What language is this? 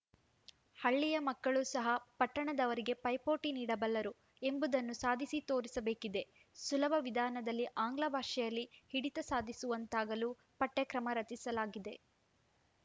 Kannada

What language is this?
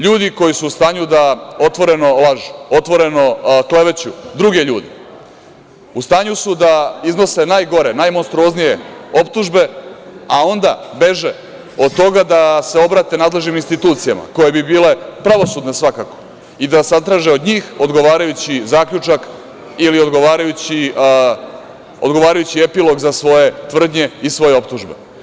Serbian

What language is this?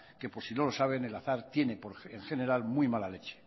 Spanish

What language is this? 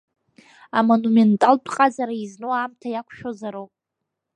Abkhazian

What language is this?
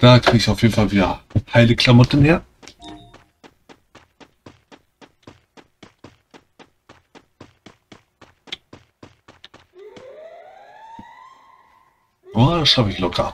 German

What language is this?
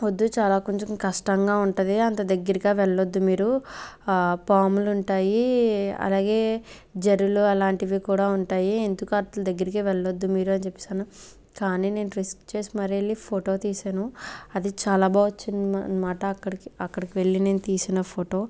Telugu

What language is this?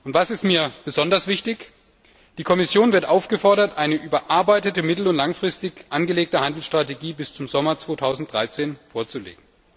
German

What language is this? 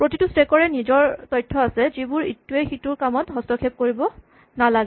Assamese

